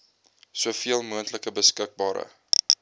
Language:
Afrikaans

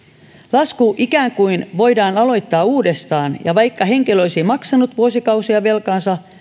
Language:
Finnish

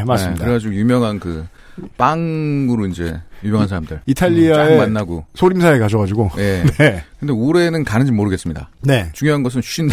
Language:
Korean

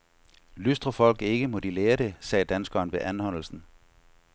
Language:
Danish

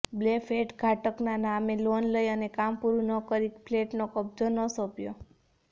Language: Gujarati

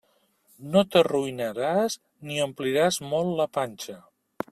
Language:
Catalan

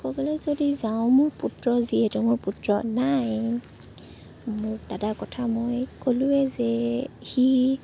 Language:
Assamese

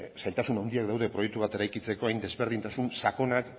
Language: Basque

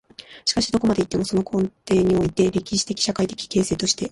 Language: Japanese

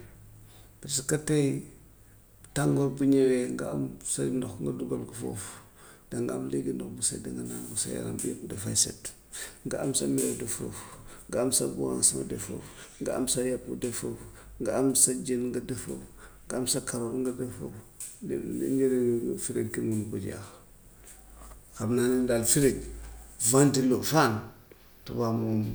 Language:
Gambian Wolof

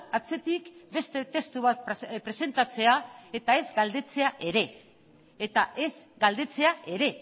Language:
Basque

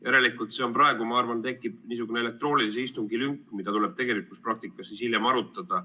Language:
Estonian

